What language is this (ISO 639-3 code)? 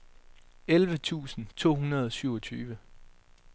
dan